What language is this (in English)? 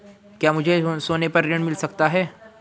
Hindi